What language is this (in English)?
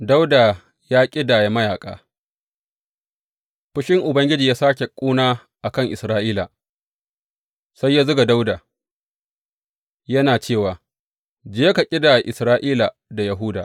Hausa